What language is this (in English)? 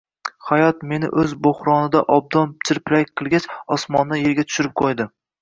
Uzbek